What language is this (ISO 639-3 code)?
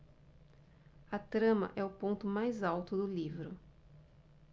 por